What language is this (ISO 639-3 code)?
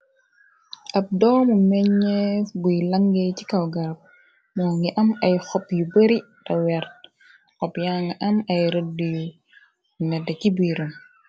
wol